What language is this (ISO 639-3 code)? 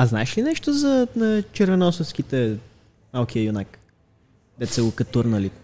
bul